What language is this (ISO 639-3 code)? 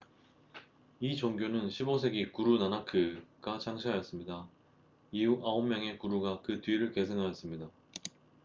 kor